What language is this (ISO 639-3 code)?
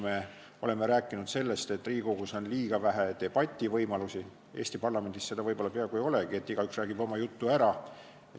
est